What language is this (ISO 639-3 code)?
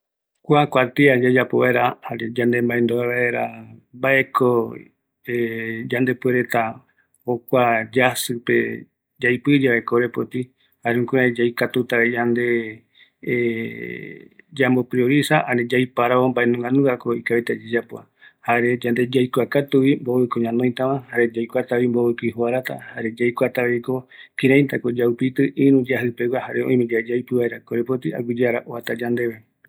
gui